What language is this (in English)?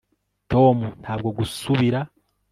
Kinyarwanda